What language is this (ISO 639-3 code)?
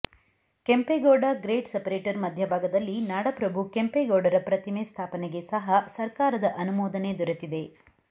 kan